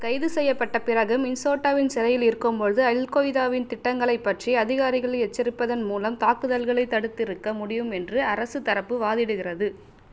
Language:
Tamil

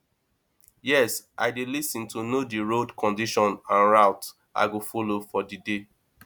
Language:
Nigerian Pidgin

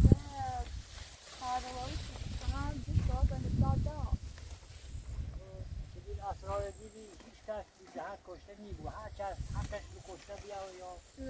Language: Persian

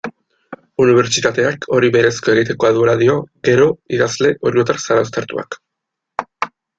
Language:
Basque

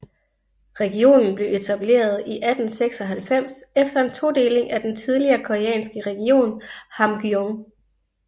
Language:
Danish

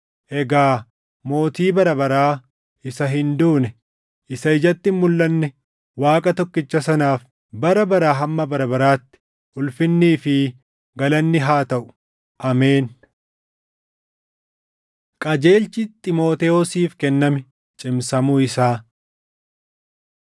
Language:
Oromo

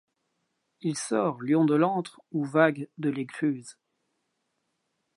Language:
French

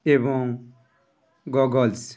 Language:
Odia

